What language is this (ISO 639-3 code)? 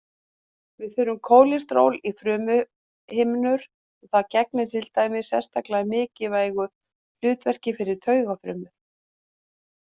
isl